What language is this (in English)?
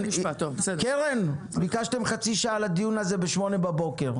Hebrew